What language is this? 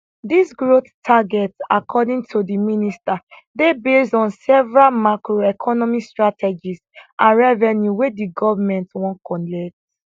Nigerian Pidgin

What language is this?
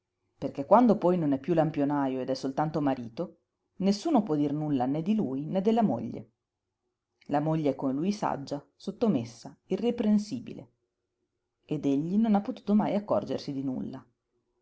Italian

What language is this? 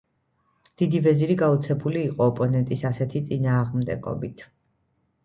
Georgian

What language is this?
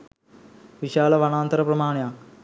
Sinhala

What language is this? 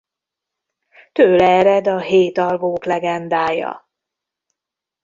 Hungarian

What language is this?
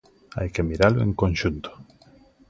Galician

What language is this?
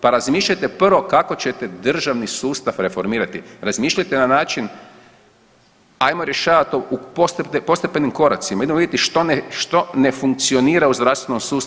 Croatian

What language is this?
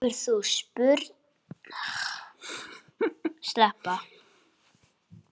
Icelandic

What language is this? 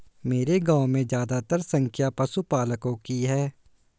Hindi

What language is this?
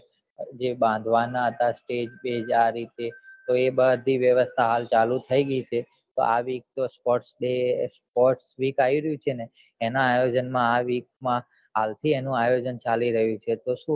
Gujarati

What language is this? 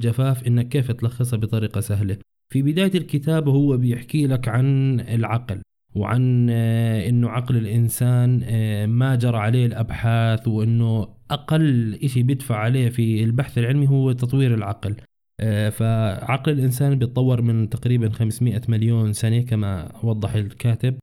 Arabic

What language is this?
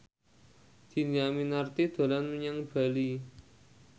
Javanese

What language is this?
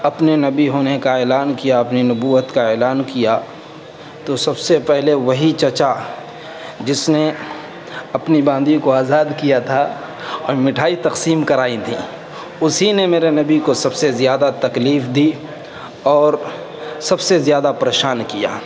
Urdu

